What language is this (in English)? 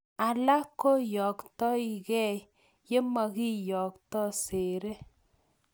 Kalenjin